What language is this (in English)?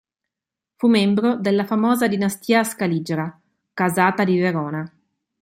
Italian